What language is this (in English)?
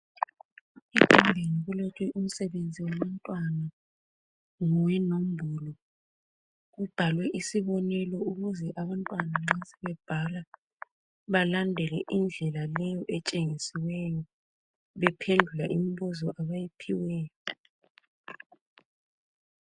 North Ndebele